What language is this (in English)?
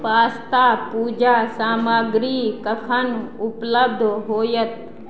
Maithili